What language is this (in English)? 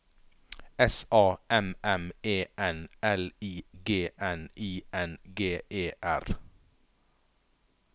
Norwegian